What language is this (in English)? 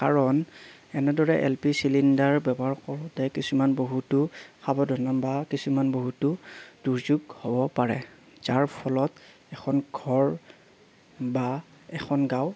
Assamese